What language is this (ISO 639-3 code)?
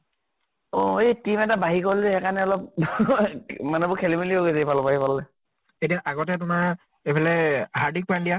asm